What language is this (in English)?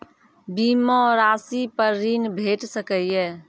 Maithili